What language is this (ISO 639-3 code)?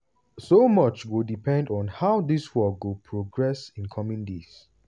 pcm